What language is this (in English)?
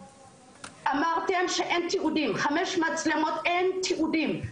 Hebrew